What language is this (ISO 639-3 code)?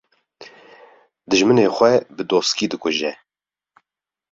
kur